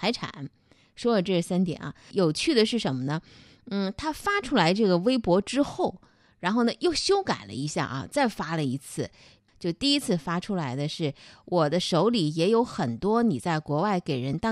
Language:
Chinese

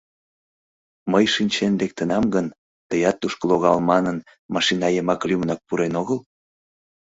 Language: Mari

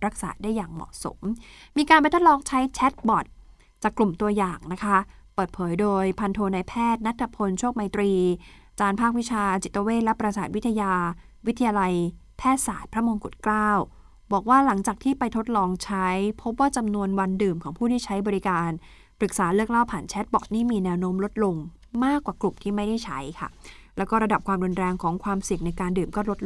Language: Thai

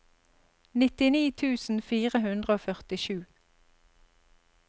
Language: Norwegian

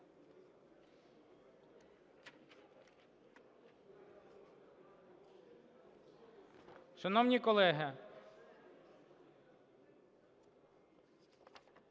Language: Ukrainian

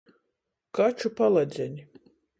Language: Latgalian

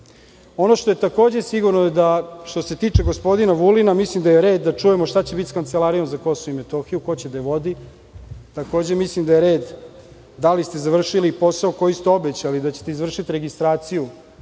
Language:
Serbian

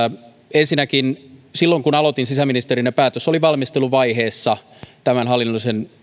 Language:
Finnish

